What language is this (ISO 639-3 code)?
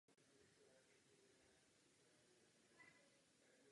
ces